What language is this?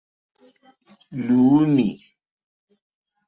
Mokpwe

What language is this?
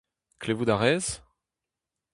Breton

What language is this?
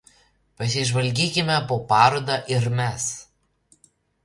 Lithuanian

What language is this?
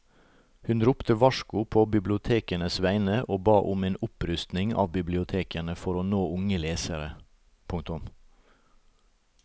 Norwegian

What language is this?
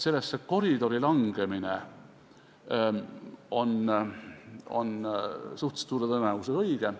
Estonian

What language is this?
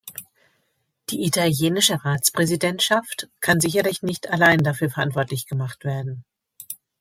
German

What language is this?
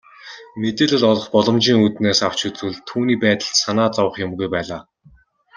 Mongolian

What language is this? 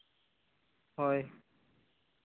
Santali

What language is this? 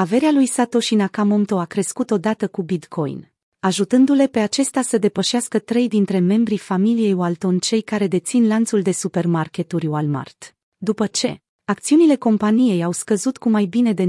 Romanian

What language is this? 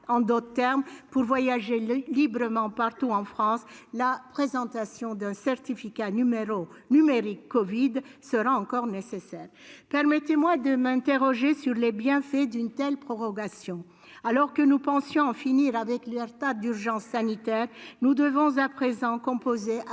French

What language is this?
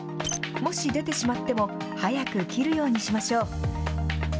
Japanese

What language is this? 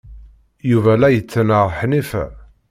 Kabyle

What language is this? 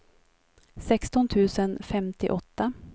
Swedish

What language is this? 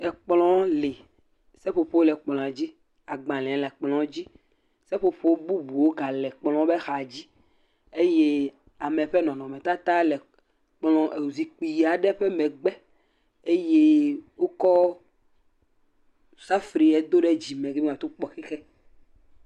Ewe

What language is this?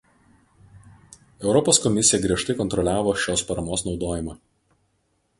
Lithuanian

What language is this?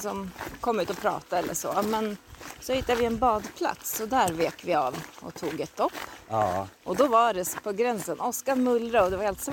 Swedish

